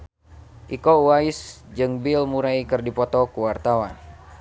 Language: Sundanese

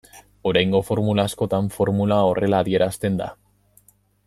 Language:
Basque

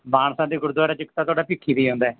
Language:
Punjabi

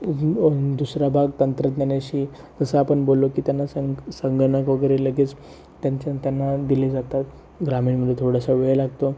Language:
Marathi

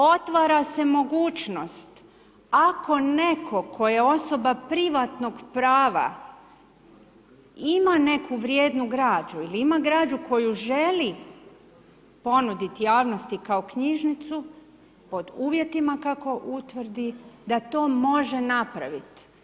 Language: Croatian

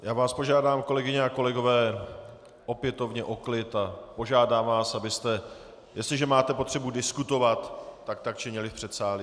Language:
Czech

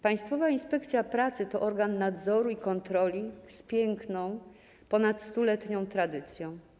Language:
Polish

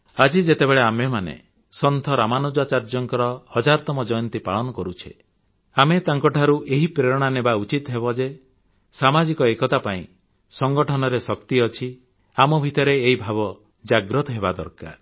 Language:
Odia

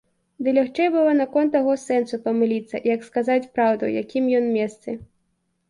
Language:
Belarusian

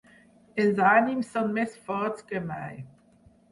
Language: Catalan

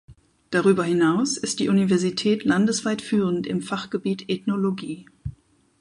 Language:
German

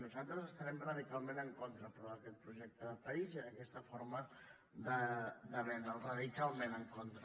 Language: Catalan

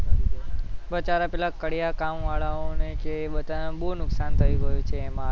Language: Gujarati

